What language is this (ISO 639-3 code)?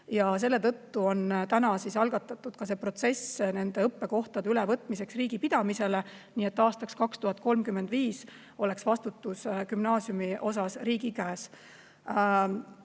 est